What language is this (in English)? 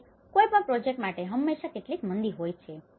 Gujarati